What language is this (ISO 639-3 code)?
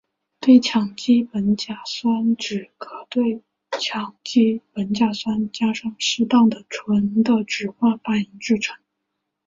zho